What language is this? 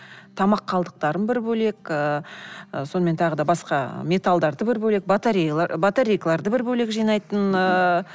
Kazakh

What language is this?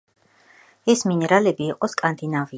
Georgian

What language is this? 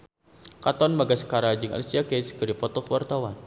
Sundanese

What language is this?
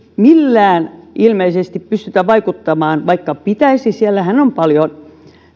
Finnish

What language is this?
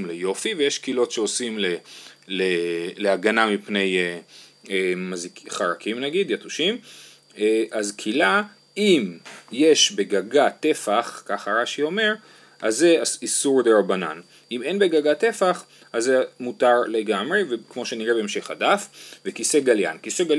Hebrew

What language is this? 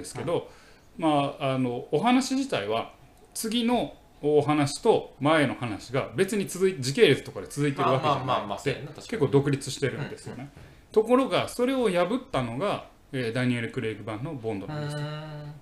Japanese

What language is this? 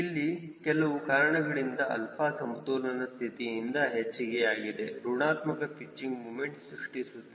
Kannada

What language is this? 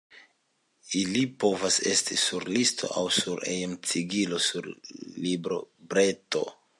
Esperanto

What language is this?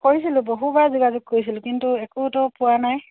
Assamese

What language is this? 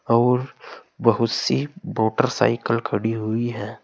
Hindi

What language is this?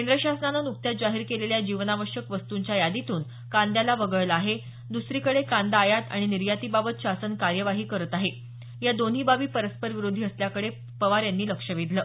Marathi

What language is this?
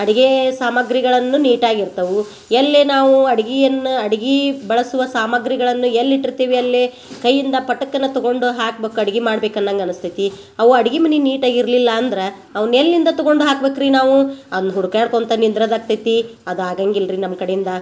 Kannada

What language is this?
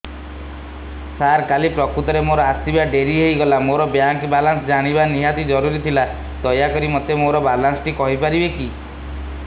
Odia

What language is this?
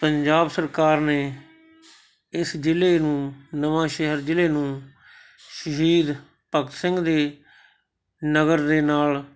Punjabi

